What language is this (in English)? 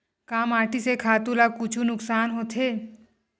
Chhattisgarhi